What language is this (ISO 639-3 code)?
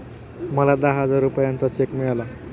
mar